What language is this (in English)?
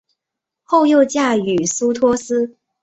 Chinese